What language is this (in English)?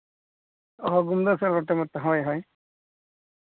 Santali